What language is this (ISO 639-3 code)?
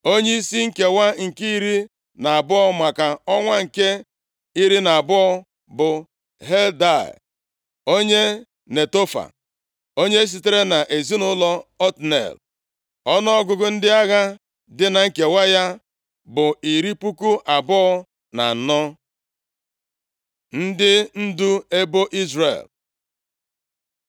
ibo